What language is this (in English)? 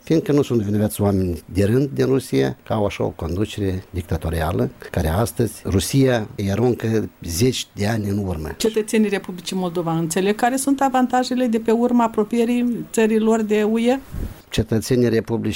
Romanian